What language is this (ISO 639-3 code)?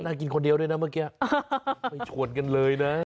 tha